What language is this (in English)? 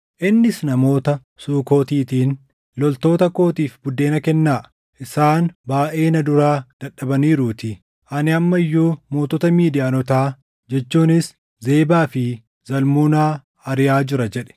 Oromo